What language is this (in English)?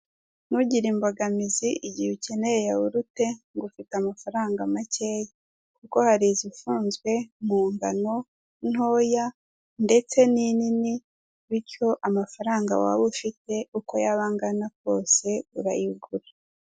Kinyarwanda